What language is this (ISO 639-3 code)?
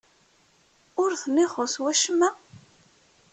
kab